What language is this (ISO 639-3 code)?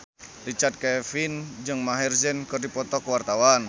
sun